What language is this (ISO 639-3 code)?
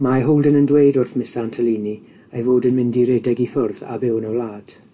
cym